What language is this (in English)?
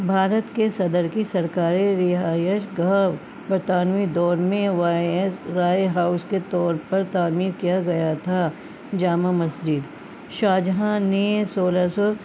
Urdu